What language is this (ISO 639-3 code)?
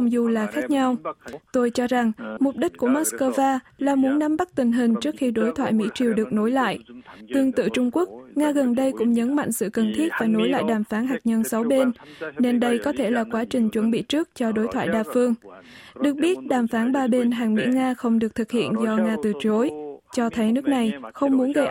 vie